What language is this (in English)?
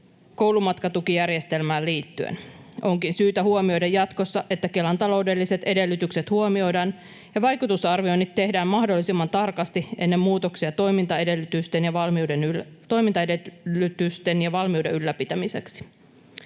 Finnish